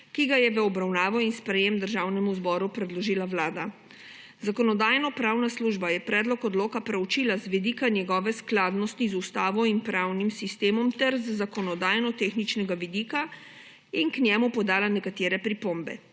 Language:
Slovenian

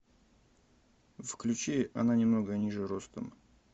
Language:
Russian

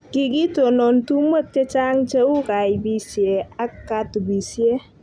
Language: Kalenjin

